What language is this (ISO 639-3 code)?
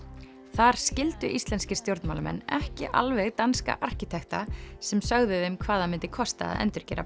isl